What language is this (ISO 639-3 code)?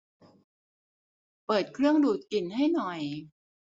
tha